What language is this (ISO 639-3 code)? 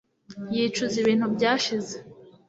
kin